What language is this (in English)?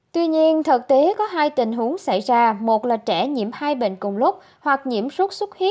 Vietnamese